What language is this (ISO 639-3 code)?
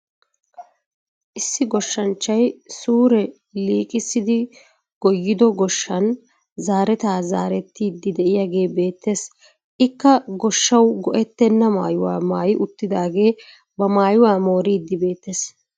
wal